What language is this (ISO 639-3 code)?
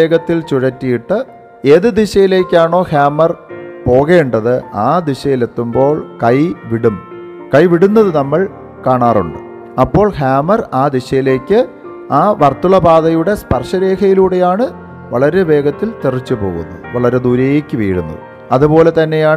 mal